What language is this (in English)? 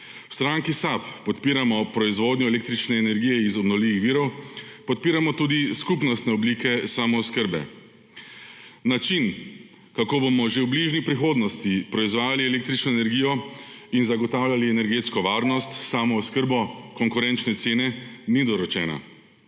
Slovenian